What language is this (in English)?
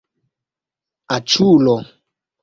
Esperanto